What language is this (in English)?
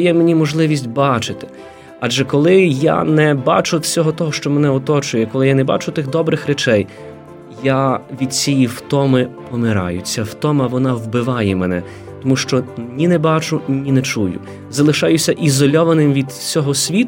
Ukrainian